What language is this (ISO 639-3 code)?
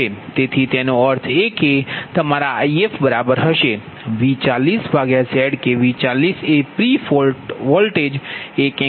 guj